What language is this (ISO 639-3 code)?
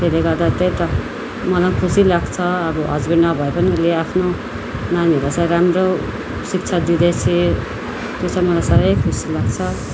nep